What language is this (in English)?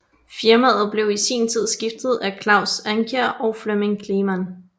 Danish